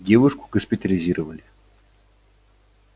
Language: Russian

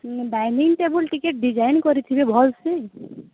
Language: Odia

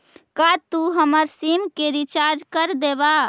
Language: Magahi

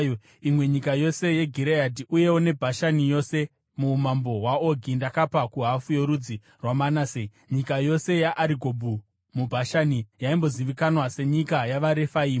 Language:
Shona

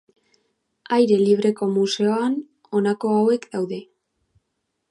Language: Basque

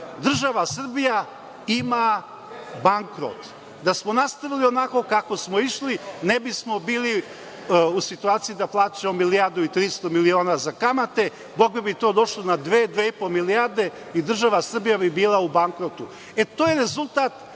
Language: Serbian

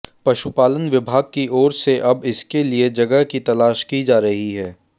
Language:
Hindi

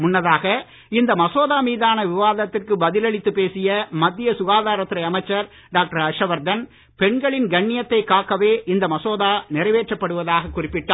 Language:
Tamil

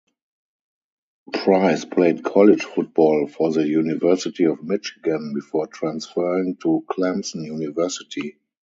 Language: English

